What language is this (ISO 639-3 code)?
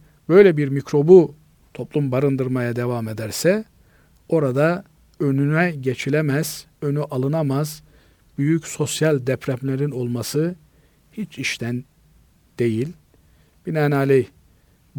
tur